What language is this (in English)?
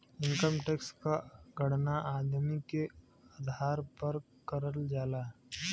Bhojpuri